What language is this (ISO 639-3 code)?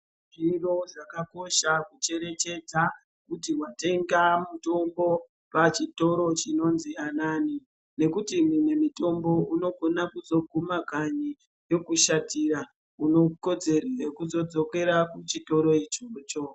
ndc